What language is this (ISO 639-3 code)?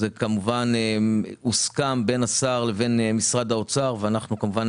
heb